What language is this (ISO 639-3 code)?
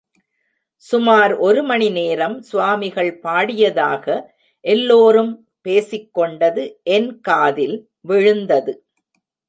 tam